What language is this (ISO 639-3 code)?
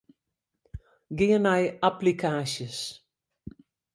fry